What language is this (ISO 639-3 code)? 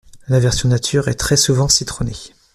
fra